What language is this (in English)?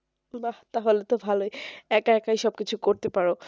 Bangla